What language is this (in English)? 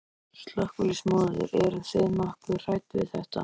Icelandic